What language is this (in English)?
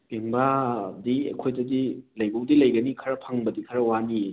Manipuri